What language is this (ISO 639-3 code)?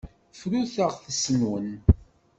kab